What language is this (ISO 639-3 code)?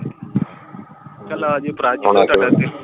pan